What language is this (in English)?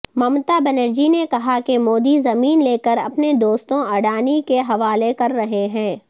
Urdu